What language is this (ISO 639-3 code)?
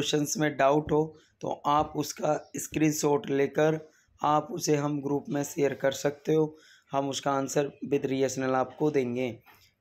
hin